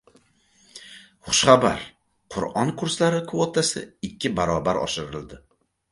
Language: Uzbek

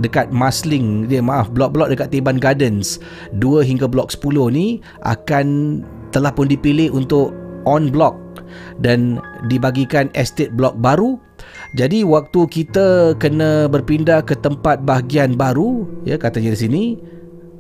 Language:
Malay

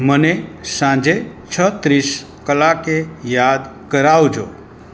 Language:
Gujarati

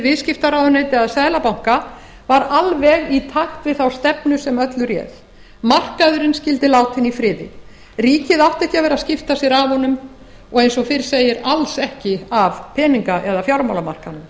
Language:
Icelandic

